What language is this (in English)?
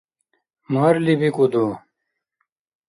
Dargwa